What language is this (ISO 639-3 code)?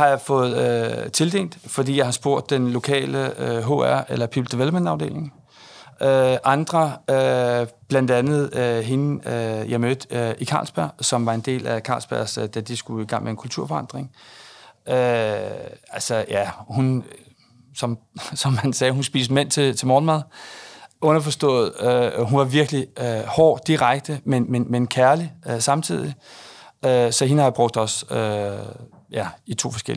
dan